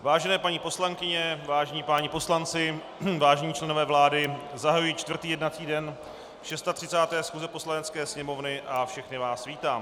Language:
Czech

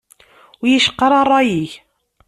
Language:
Kabyle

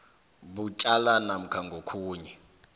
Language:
South Ndebele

